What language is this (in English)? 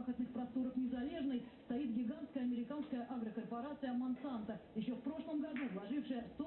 Russian